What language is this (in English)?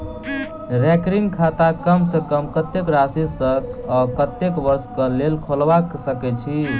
Maithili